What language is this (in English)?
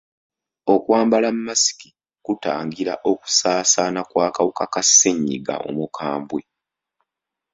Ganda